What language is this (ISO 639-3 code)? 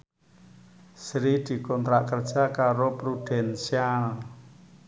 jav